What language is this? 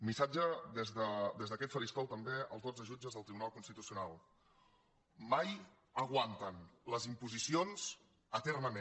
Catalan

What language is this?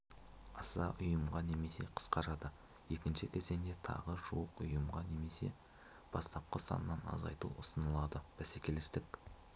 Kazakh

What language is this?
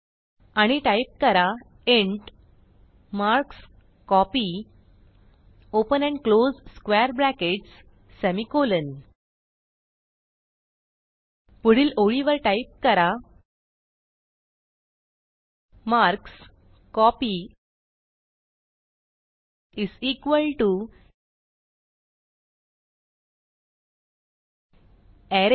Marathi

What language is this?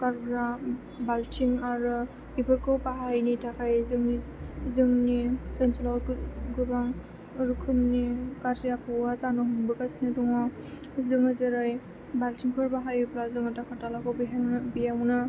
Bodo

